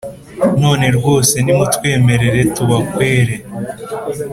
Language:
Kinyarwanda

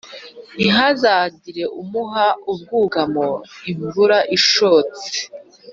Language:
Kinyarwanda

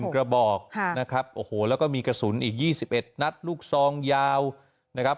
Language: Thai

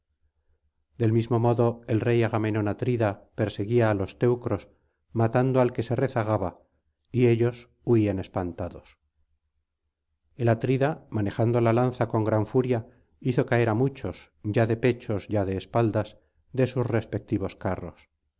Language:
Spanish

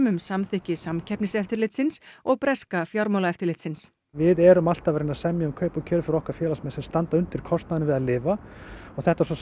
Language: Icelandic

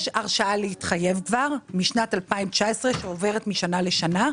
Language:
Hebrew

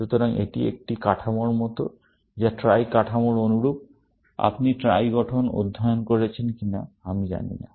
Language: Bangla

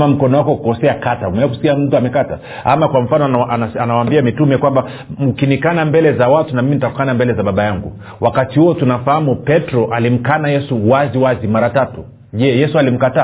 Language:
Swahili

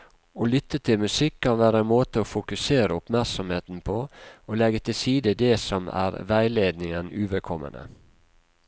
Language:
Norwegian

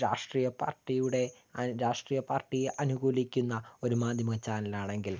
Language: Malayalam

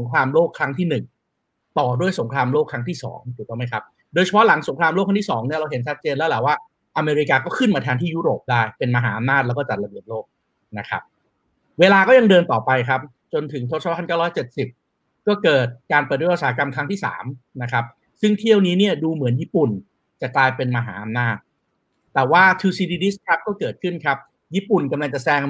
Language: Thai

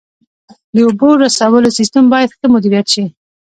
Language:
Pashto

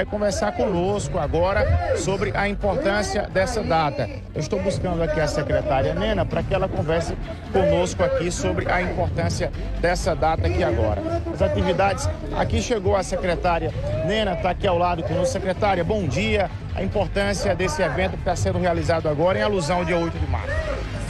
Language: Portuguese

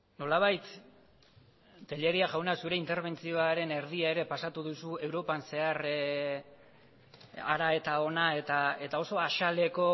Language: Basque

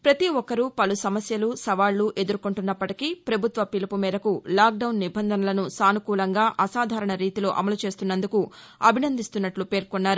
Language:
Telugu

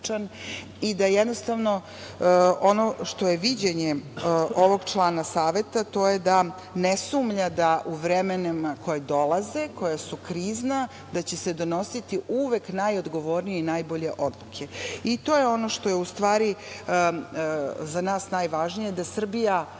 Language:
Serbian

